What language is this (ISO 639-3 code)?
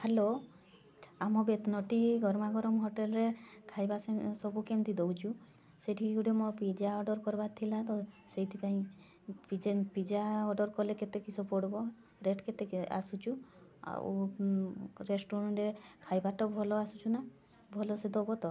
ori